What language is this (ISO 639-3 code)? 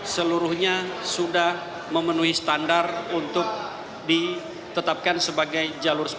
ind